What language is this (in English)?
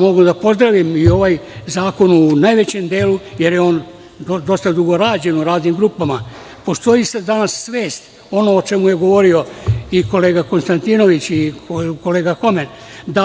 Serbian